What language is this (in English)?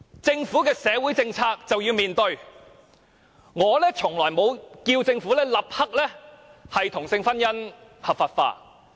Cantonese